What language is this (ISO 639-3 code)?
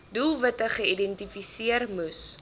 afr